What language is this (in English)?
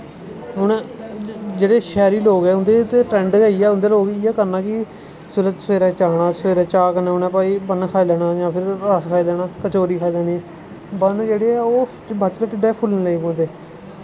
Dogri